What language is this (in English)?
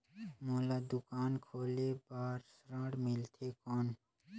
Chhattisgarhi